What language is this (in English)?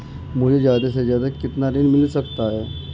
Hindi